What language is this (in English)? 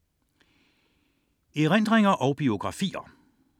Danish